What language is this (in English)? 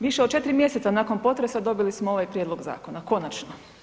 Croatian